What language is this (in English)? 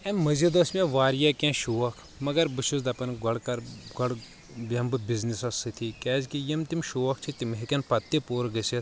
Kashmiri